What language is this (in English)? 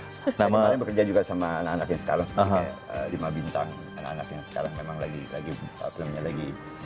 Indonesian